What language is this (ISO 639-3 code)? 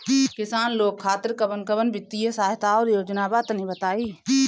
bho